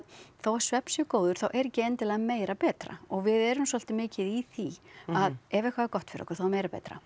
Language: Icelandic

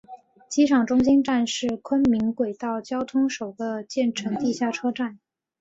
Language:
Chinese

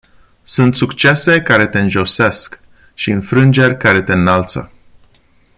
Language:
Romanian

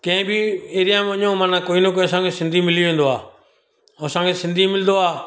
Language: Sindhi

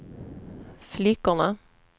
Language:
Swedish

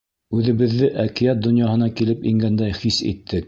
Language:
Bashkir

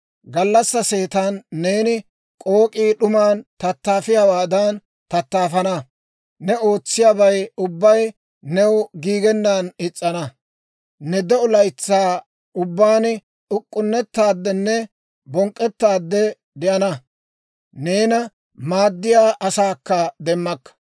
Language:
Dawro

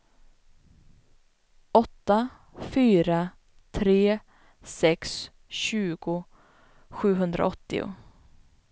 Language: Swedish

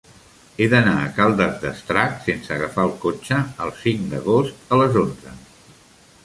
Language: Catalan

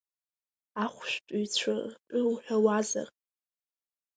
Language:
Abkhazian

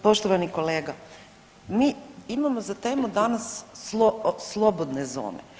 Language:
Croatian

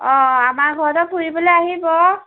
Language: Assamese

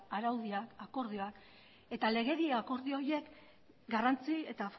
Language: Basque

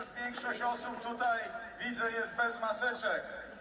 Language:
Polish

